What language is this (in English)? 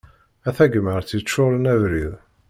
Kabyle